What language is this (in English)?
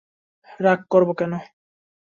Bangla